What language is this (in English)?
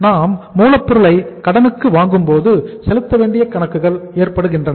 Tamil